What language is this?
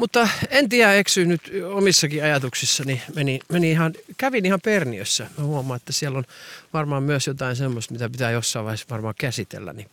Finnish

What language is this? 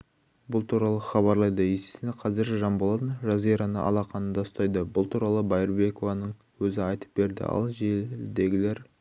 Kazakh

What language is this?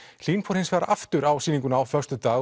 Icelandic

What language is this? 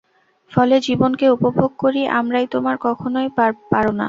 Bangla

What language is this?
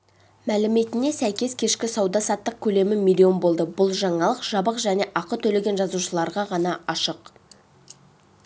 Kazakh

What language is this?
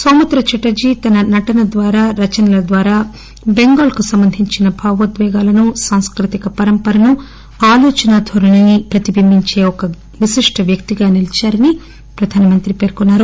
Telugu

